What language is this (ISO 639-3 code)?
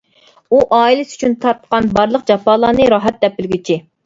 uig